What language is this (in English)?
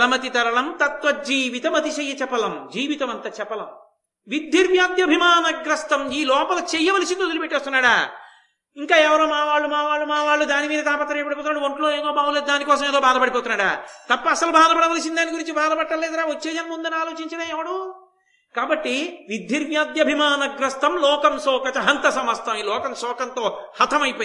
Telugu